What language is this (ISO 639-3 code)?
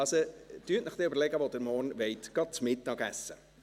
gsw